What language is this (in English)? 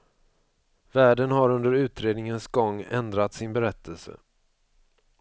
Swedish